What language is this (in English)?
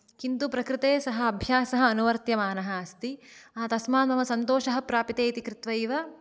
Sanskrit